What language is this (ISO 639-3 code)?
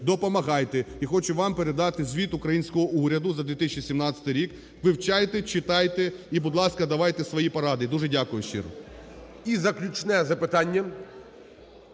ukr